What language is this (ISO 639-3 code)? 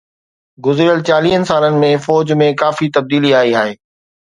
snd